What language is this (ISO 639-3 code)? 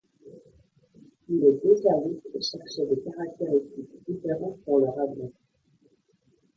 fra